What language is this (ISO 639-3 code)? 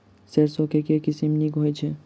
mai